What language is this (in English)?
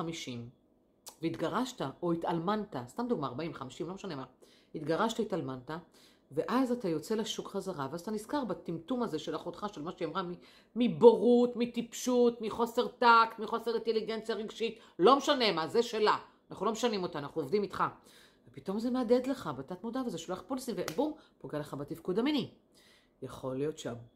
Hebrew